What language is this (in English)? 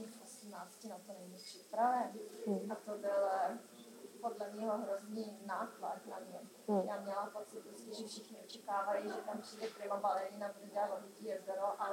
Czech